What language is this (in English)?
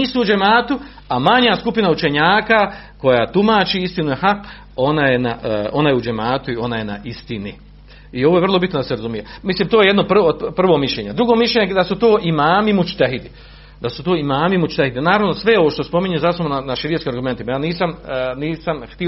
Croatian